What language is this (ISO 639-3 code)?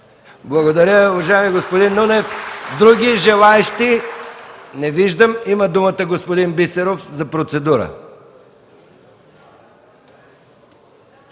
bul